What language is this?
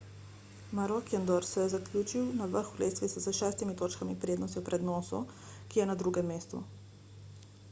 Slovenian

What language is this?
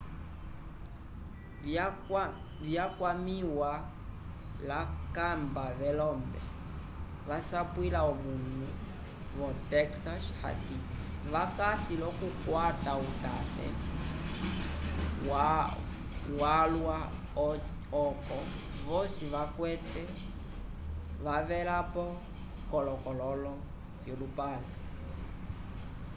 Umbundu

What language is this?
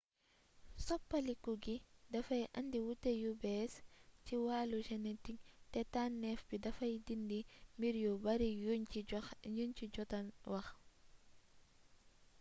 Wolof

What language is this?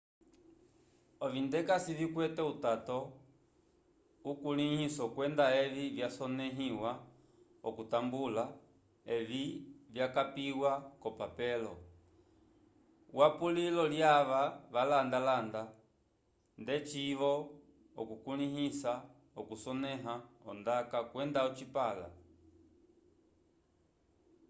Umbundu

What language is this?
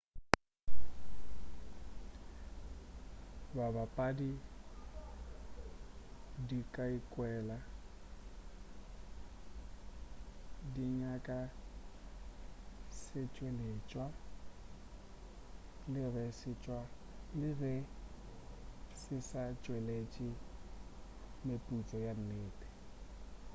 Northern Sotho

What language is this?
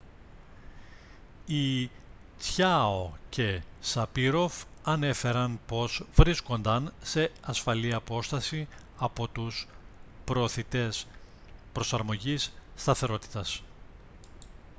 Greek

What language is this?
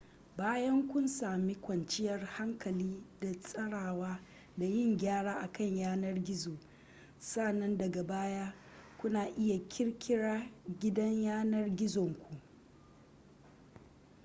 Hausa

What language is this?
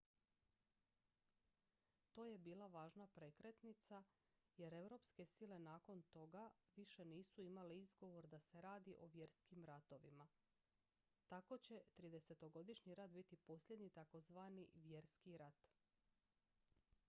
Croatian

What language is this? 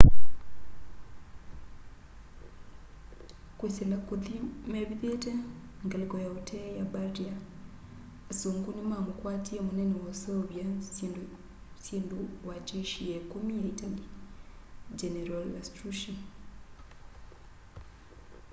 Kamba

